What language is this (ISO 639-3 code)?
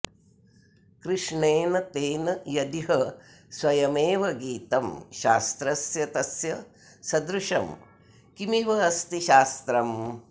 san